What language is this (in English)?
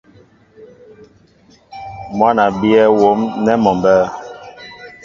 Mbo (Cameroon)